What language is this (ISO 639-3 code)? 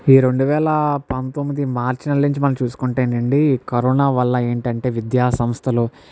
tel